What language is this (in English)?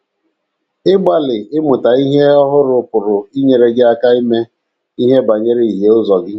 Igbo